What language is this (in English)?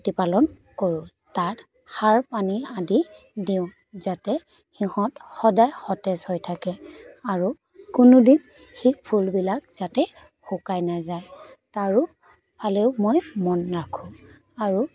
Assamese